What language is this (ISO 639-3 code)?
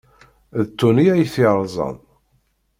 kab